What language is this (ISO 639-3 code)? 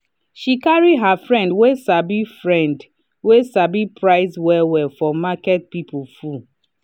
pcm